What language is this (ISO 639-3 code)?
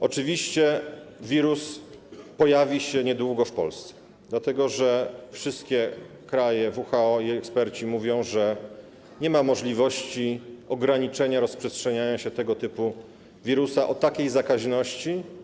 pol